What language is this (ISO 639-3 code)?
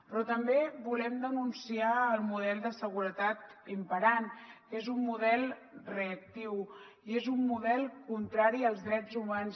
cat